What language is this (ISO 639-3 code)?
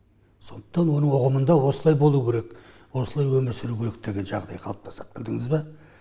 kaz